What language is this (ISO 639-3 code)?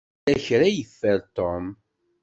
kab